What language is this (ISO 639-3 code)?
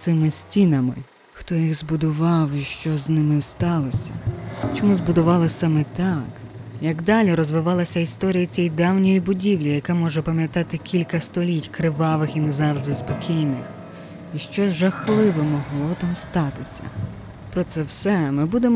ukr